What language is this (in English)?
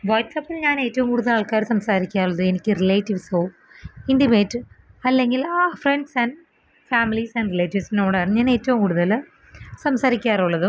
Malayalam